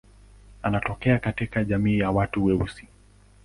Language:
Swahili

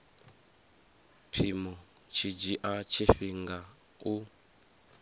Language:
Venda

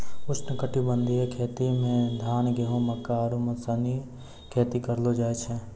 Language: Maithili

